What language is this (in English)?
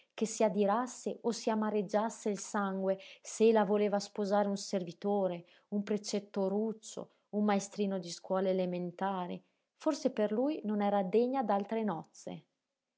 Italian